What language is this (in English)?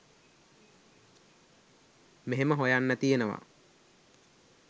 Sinhala